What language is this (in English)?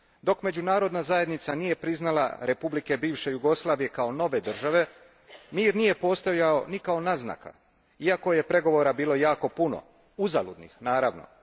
Croatian